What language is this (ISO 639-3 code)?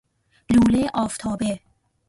fas